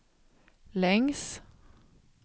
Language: Swedish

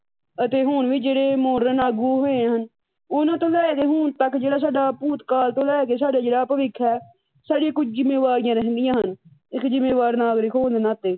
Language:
Punjabi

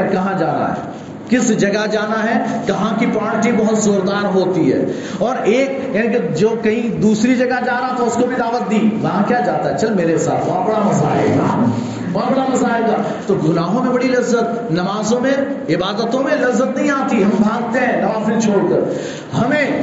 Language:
Urdu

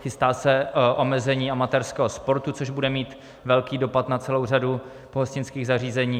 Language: Czech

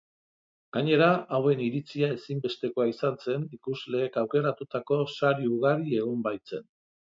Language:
Basque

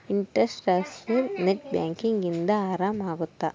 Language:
Kannada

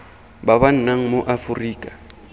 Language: Tswana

